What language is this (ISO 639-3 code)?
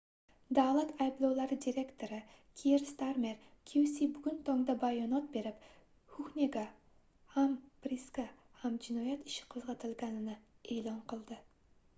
uzb